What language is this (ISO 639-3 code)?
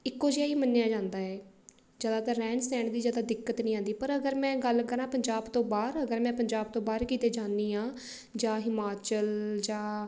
pan